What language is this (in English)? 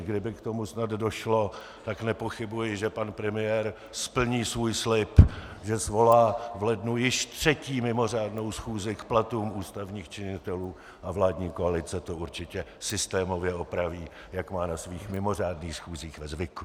Czech